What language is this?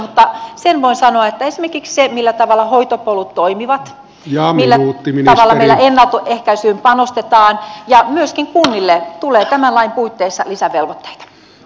Finnish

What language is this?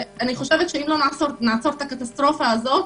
Hebrew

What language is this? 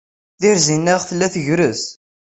Kabyle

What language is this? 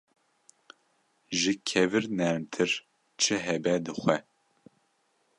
Kurdish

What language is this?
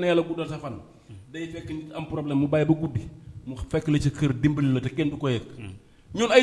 Indonesian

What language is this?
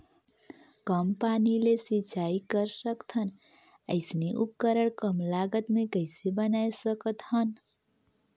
Chhattisgarhi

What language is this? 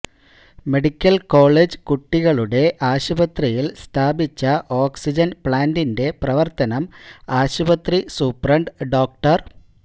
Malayalam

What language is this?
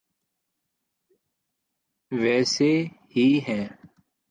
Urdu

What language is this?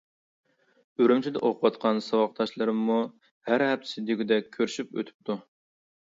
Uyghur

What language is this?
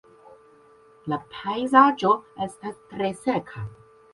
Esperanto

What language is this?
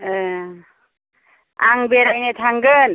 Bodo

